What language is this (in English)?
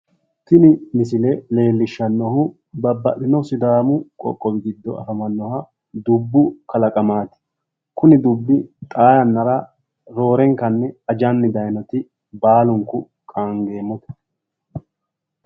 Sidamo